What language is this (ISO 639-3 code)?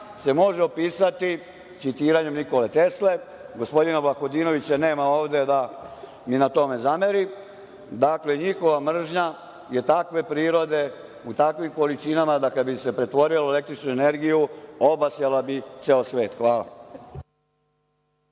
srp